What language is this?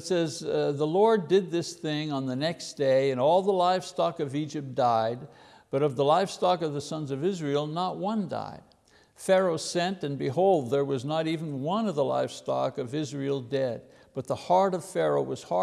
English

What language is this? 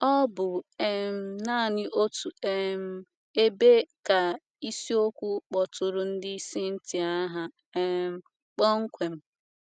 Igbo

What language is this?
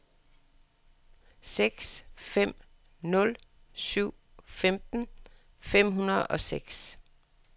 Danish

